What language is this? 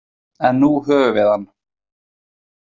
Icelandic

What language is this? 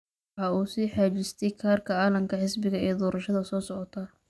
Somali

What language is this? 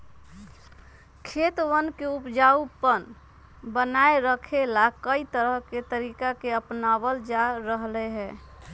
Magahi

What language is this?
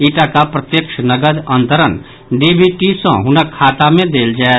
Maithili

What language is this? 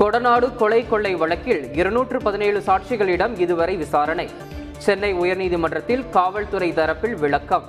Tamil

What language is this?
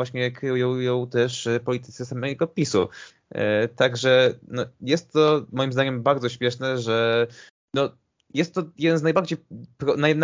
Polish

